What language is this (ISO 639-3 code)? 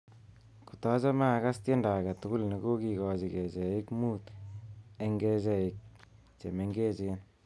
kln